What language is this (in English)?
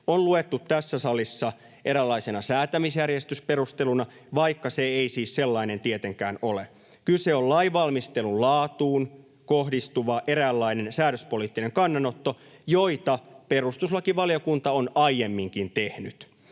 Finnish